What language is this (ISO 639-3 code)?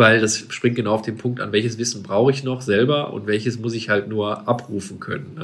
deu